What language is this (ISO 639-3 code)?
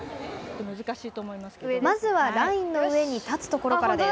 jpn